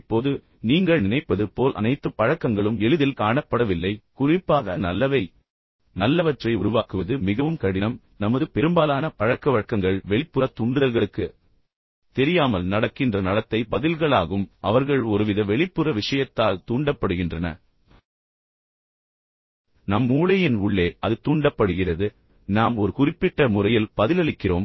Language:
Tamil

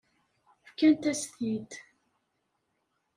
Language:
Kabyle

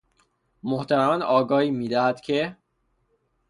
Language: Persian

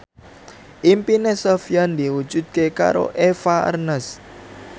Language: Javanese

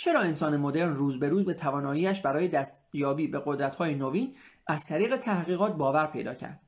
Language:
Persian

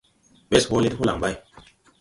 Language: Tupuri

